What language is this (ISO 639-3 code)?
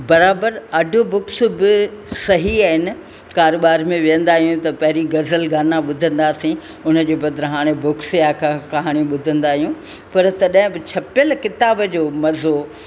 snd